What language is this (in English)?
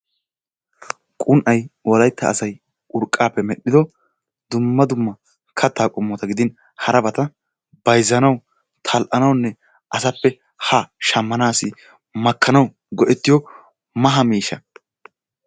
Wolaytta